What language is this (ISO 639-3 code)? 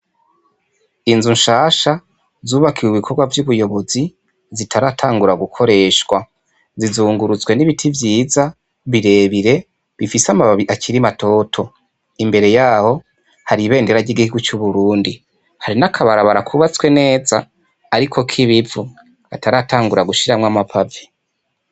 run